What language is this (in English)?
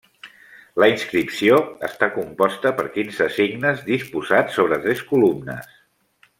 Catalan